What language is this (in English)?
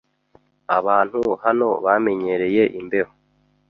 Kinyarwanda